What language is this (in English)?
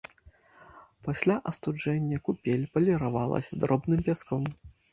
Belarusian